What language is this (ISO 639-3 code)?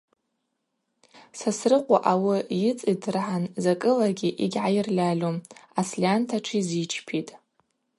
abq